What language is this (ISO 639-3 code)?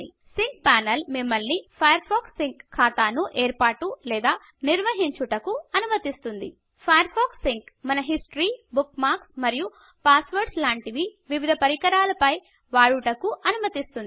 tel